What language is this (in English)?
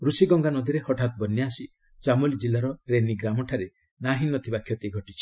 Odia